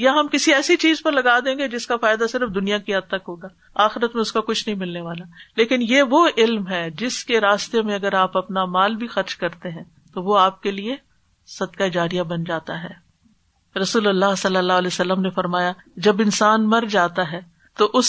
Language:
Urdu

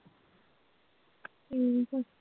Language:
Punjabi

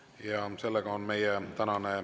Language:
Estonian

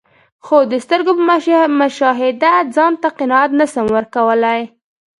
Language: Pashto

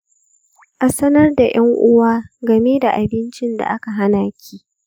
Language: Hausa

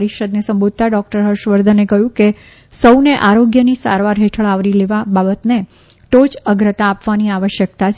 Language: Gujarati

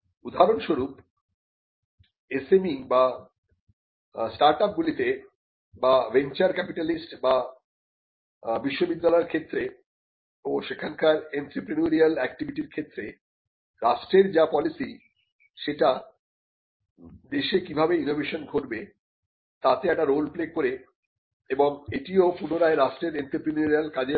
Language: Bangla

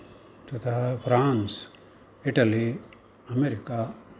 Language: Sanskrit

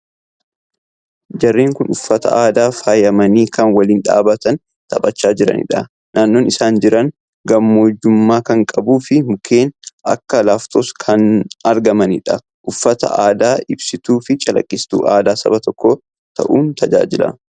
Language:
Oromo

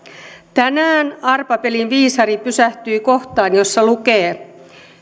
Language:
Finnish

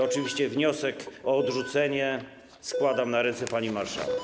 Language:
Polish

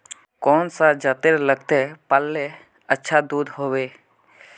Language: Magahi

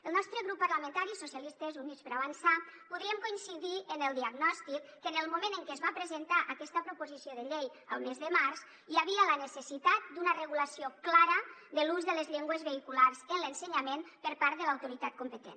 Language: Catalan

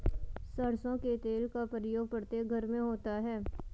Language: Hindi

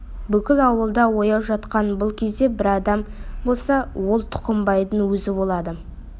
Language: Kazakh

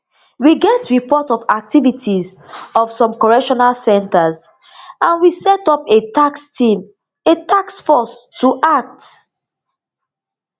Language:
Nigerian Pidgin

